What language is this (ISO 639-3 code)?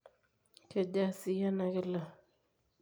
mas